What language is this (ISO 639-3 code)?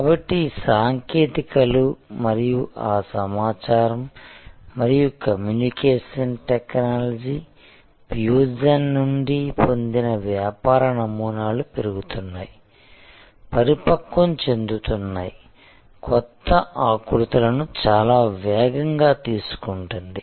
tel